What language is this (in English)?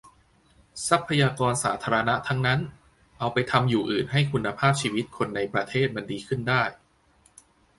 Thai